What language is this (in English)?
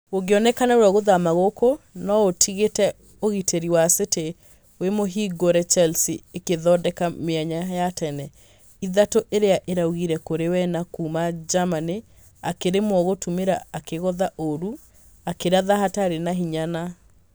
Kikuyu